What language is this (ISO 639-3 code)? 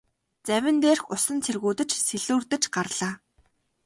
mon